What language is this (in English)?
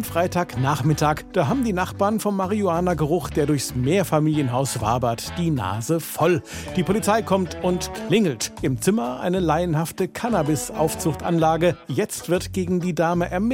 German